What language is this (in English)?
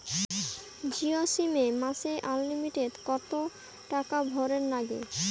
Bangla